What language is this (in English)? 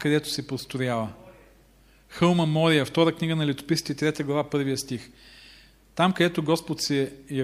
Bulgarian